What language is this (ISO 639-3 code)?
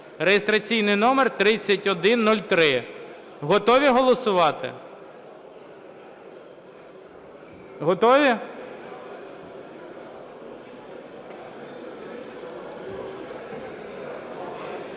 ukr